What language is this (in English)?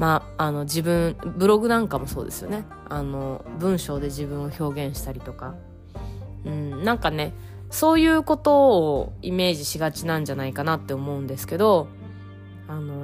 Japanese